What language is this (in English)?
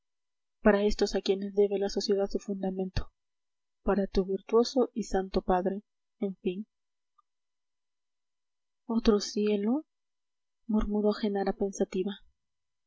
Spanish